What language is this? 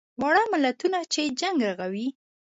Pashto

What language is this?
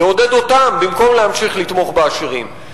Hebrew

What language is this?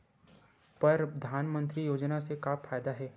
Chhattisgarhi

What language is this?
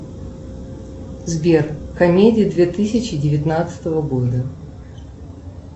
Russian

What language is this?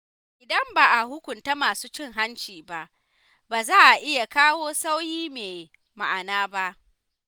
Hausa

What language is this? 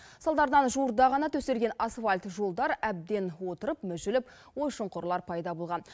Kazakh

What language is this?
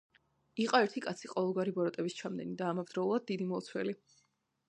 Georgian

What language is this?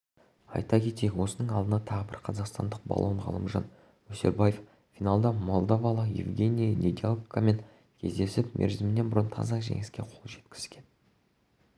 Kazakh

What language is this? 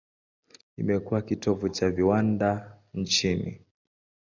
Swahili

